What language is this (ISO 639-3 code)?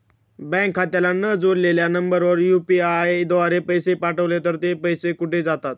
mar